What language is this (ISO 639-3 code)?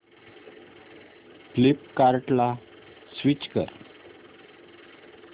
mar